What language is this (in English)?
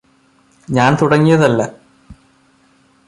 Malayalam